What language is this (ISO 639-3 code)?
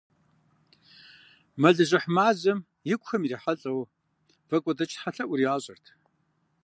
kbd